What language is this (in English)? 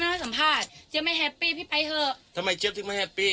Thai